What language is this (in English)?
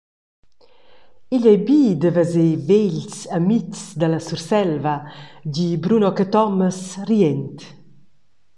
Romansh